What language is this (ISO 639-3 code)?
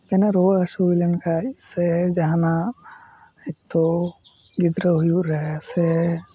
sat